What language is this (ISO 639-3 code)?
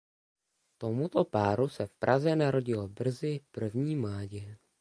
ces